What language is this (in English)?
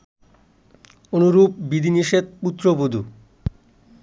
Bangla